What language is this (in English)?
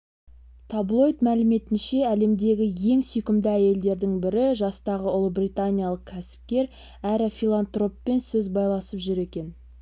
Kazakh